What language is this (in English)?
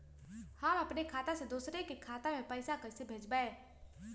Magahi